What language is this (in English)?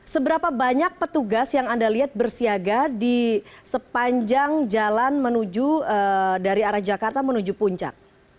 Indonesian